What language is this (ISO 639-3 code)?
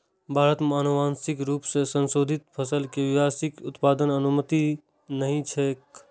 mai